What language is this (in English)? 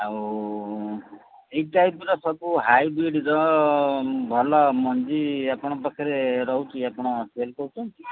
Odia